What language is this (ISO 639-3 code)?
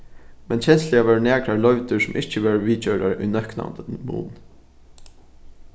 fao